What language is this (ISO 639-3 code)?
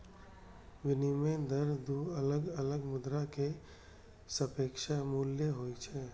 mai